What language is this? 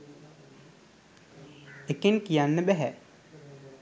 Sinhala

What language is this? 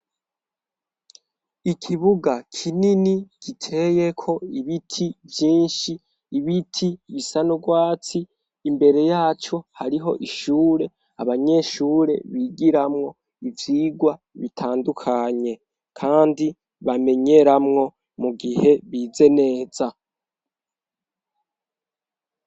Rundi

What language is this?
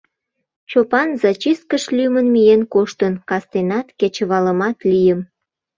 Mari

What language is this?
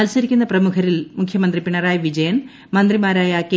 Malayalam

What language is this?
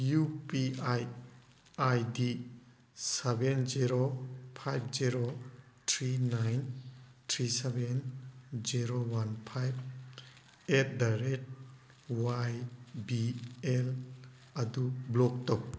Manipuri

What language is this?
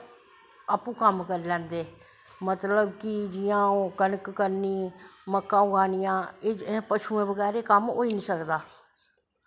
Dogri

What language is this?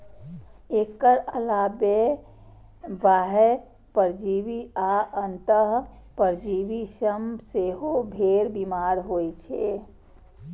Maithili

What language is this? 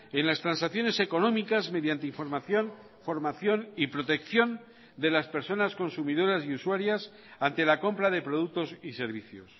Spanish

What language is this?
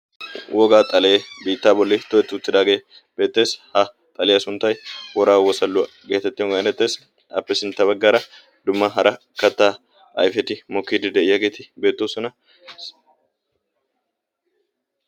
Wolaytta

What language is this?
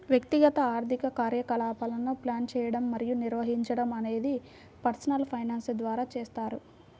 Telugu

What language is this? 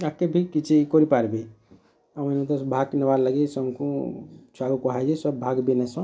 Odia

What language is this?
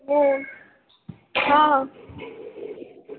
Urdu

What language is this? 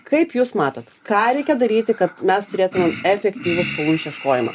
Lithuanian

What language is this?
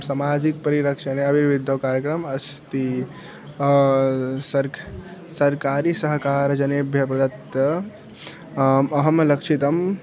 Sanskrit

